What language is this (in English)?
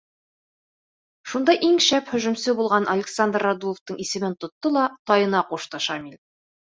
Bashkir